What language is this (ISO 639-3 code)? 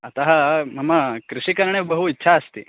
san